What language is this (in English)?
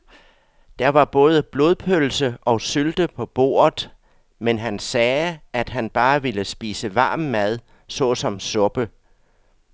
Danish